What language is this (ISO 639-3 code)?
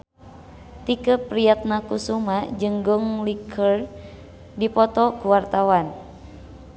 sun